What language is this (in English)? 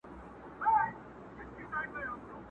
Pashto